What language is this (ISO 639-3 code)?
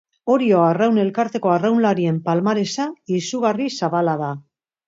eus